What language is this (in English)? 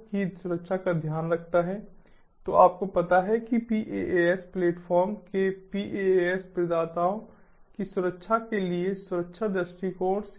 Hindi